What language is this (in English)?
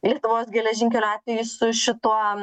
Lithuanian